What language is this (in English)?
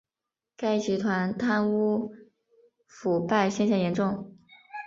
Chinese